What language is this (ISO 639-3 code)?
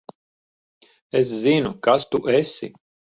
lav